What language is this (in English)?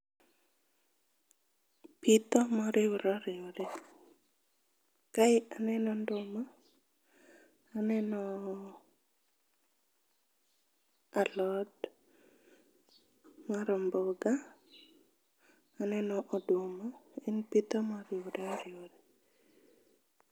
Luo (Kenya and Tanzania)